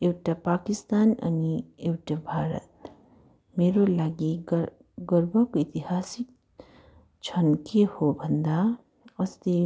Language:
Nepali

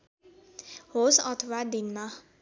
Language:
Nepali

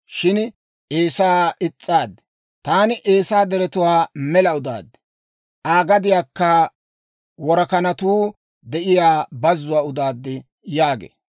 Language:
Dawro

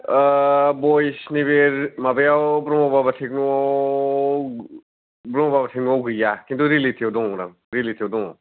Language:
Bodo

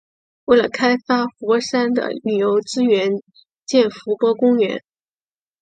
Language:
Chinese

